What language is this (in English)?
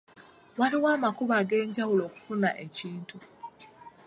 Ganda